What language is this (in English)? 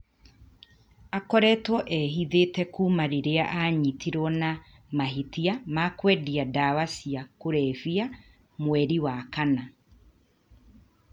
Kikuyu